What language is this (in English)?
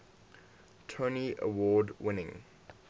English